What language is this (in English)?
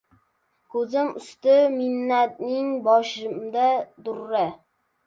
Uzbek